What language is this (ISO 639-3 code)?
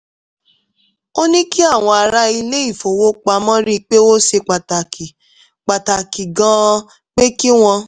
yor